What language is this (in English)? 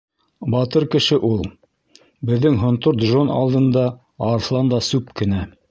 Bashkir